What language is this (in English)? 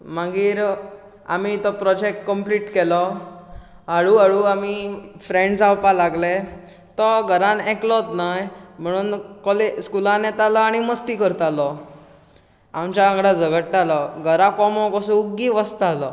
Konkani